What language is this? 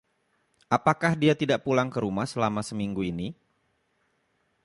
Indonesian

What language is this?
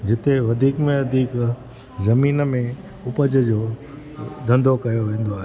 Sindhi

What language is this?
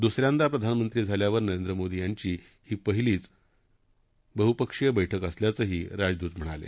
Marathi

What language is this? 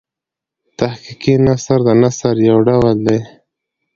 Pashto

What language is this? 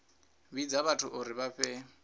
Venda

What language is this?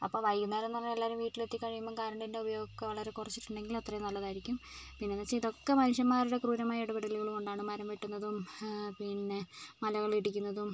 Malayalam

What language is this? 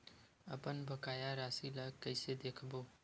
Chhattisgarhi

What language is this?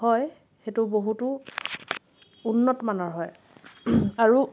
Assamese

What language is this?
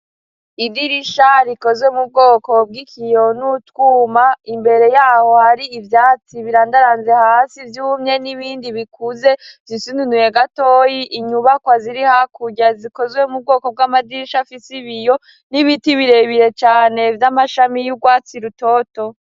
Rundi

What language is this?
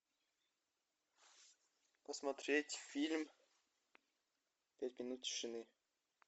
Russian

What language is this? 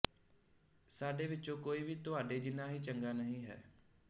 Punjabi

